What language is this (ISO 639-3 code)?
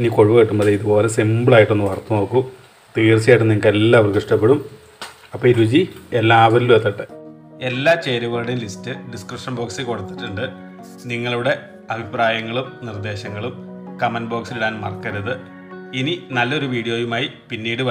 pol